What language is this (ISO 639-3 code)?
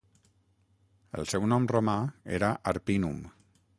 cat